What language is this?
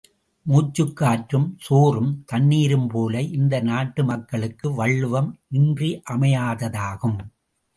Tamil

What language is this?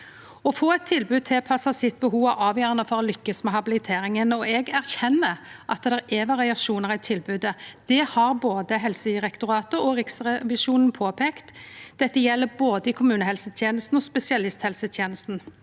Norwegian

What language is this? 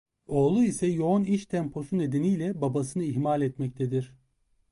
Turkish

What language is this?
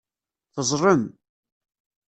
Kabyle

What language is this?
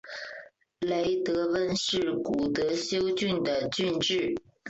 Chinese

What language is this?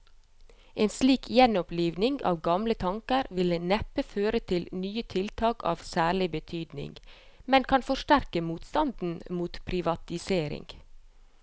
Norwegian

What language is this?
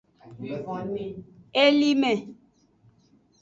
Aja (Benin)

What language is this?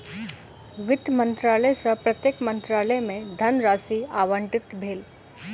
Maithili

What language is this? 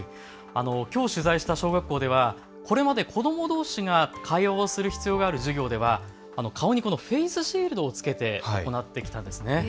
Japanese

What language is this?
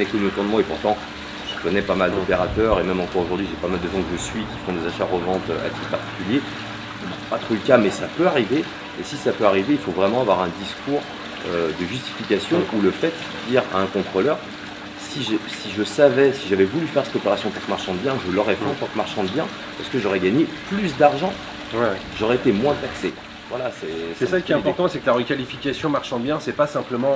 French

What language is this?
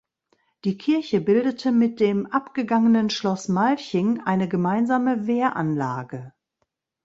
German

